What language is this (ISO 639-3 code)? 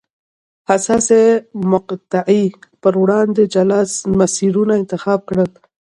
pus